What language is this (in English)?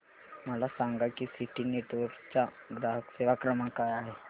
Marathi